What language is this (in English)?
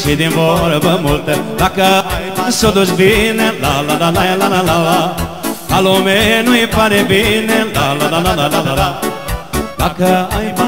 Romanian